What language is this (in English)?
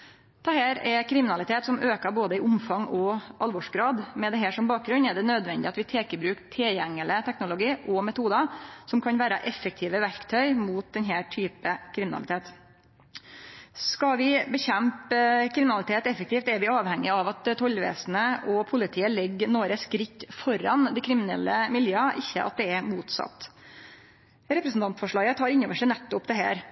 Norwegian Nynorsk